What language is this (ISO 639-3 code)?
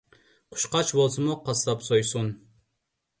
uig